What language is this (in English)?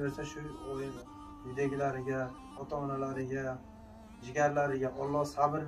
Turkish